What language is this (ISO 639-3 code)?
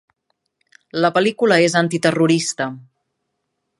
cat